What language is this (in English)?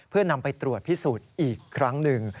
Thai